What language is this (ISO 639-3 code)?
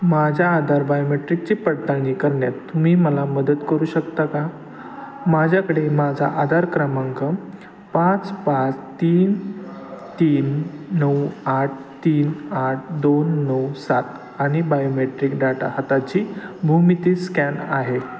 mar